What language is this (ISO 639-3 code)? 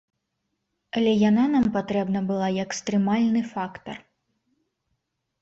bel